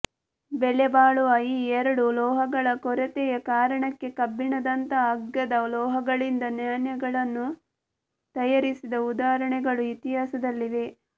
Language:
Kannada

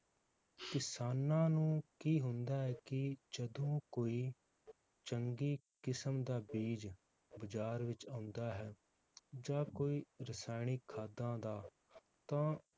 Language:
Punjabi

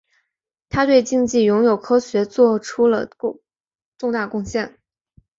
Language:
Chinese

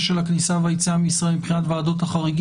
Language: Hebrew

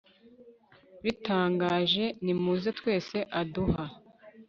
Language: Kinyarwanda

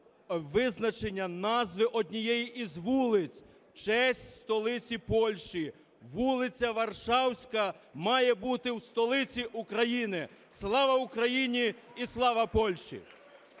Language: Ukrainian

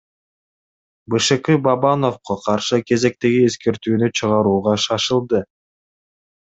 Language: Kyrgyz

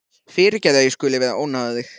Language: Icelandic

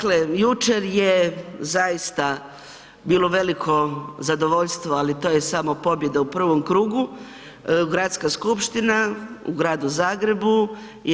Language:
Croatian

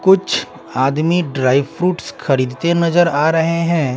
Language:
Hindi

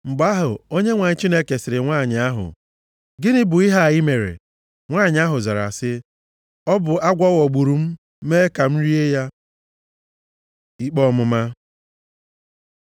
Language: Igbo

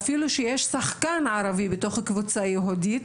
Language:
Hebrew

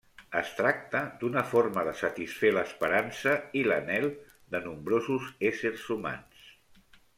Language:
Catalan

